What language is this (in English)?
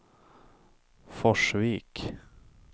Swedish